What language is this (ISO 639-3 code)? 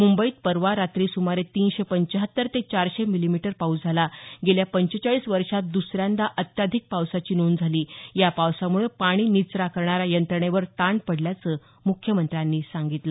mar